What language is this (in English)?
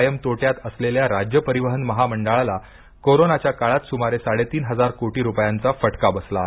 Marathi